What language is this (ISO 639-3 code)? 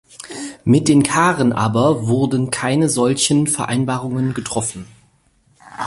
deu